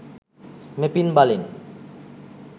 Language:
Sinhala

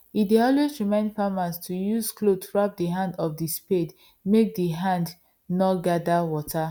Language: Nigerian Pidgin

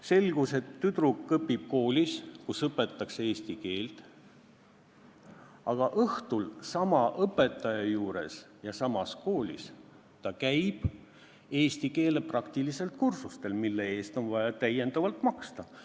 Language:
Estonian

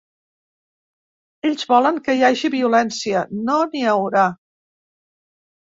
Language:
Catalan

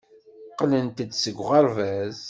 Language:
Kabyle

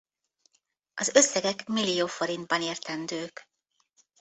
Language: Hungarian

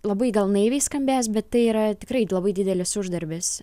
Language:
Lithuanian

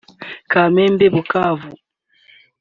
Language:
Kinyarwanda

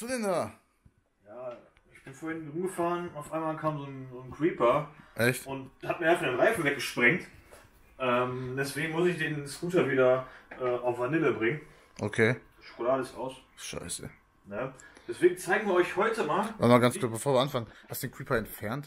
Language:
German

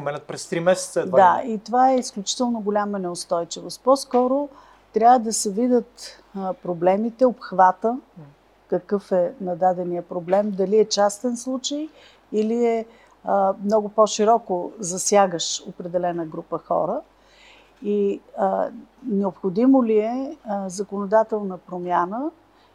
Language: Bulgarian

